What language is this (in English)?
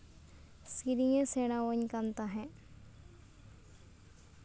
Santali